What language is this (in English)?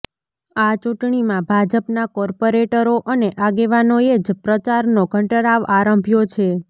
Gujarati